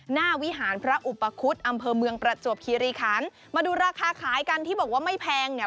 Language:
Thai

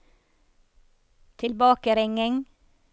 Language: Norwegian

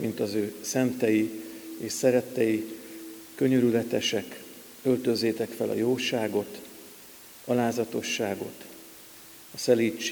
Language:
Hungarian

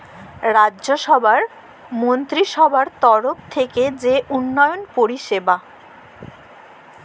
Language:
Bangla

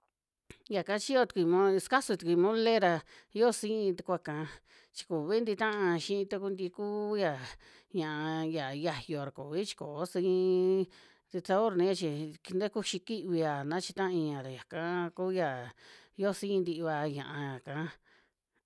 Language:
Western Juxtlahuaca Mixtec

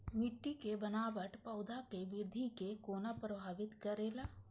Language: Maithili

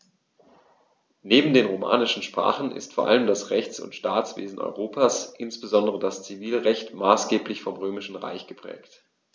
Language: German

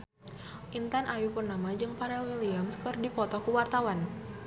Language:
Sundanese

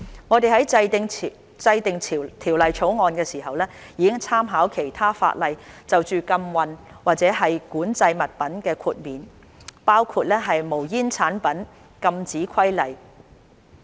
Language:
Cantonese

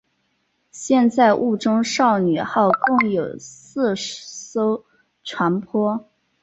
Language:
Chinese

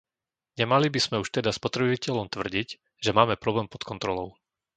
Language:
Slovak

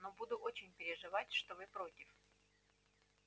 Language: Russian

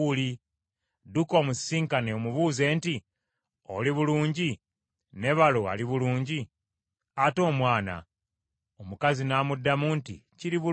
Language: Ganda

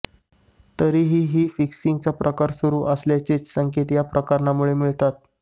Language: Marathi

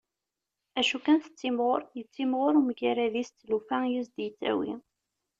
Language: Kabyle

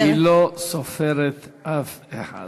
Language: Hebrew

